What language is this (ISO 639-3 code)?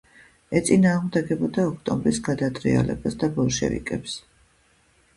kat